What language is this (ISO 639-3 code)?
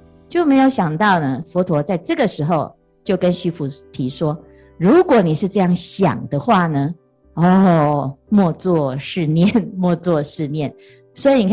zho